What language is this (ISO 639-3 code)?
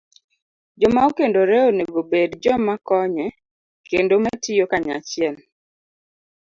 luo